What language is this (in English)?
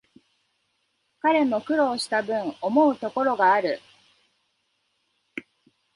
Japanese